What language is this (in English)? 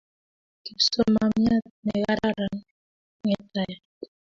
Kalenjin